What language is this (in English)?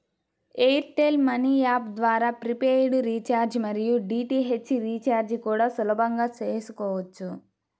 Telugu